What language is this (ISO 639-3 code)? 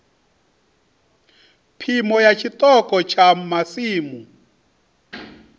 ven